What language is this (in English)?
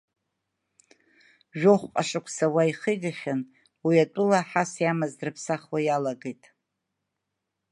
Abkhazian